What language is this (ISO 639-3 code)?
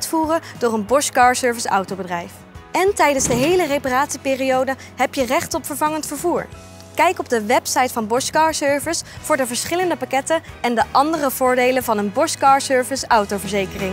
nld